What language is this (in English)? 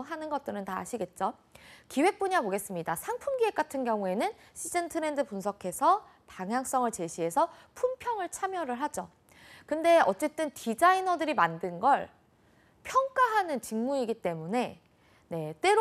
Korean